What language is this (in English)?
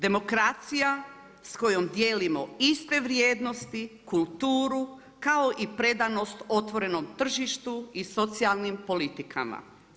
Croatian